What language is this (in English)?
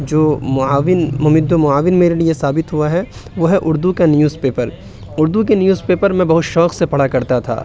Urdu